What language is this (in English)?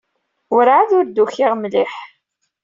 Kabyle